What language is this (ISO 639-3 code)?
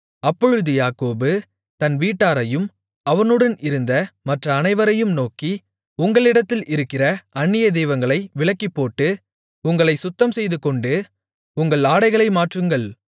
tam